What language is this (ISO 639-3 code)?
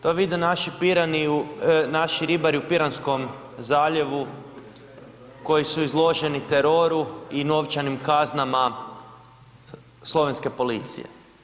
hrv